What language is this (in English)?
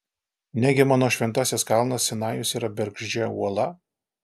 Lithuanian